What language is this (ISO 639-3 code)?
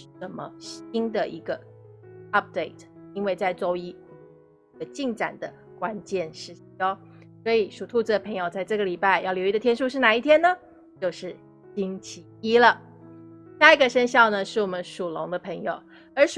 zho